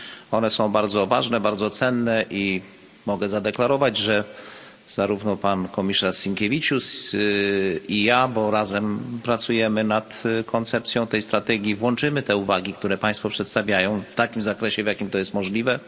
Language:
Polish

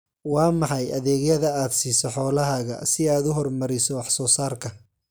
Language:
Somali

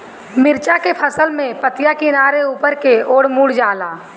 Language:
Bhojpuri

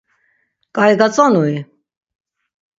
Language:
Laz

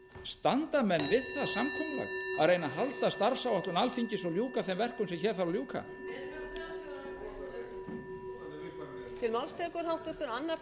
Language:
Icelandic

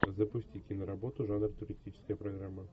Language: Russian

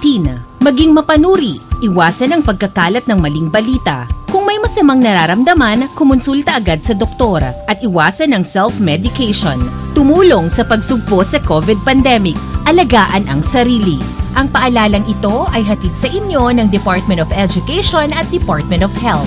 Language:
Filipino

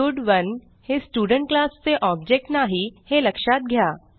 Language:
Marathi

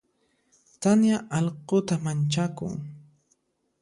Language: Puno Quechua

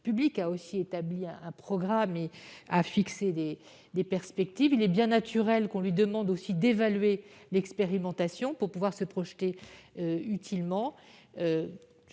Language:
French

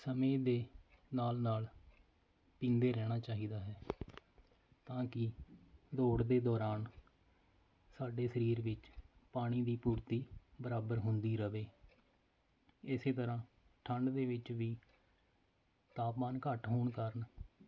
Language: Punjabi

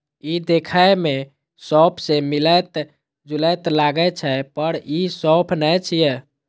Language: Maithili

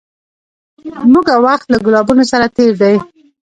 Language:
Pashto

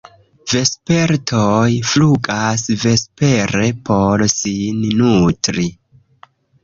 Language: Esperanto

